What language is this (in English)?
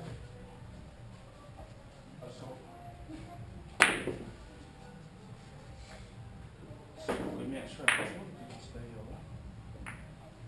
Russian